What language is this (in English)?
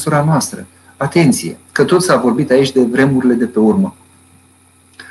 Romanian